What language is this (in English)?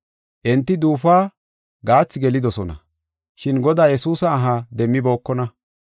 Gofa